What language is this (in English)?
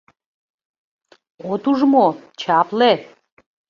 Mari